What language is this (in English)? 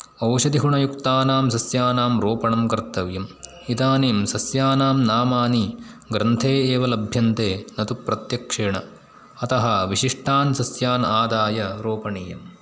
Sanskrit